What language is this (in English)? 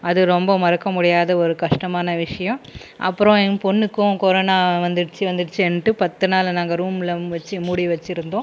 Tamil